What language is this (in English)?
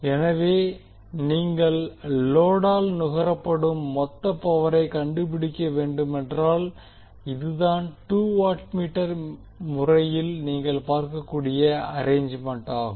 Tamil